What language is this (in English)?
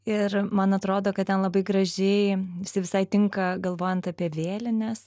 Lithuanian